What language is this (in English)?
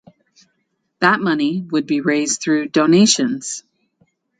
English